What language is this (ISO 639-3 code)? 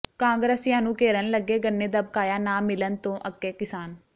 pan